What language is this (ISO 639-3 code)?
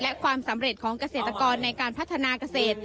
tha